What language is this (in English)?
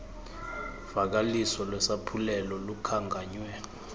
Xhosa